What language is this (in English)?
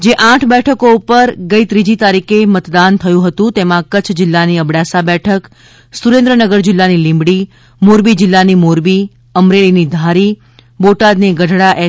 Gujarati